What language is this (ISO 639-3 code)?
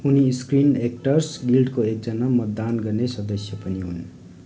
nep